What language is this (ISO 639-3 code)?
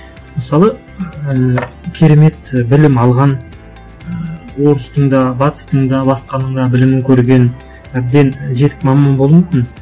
kaz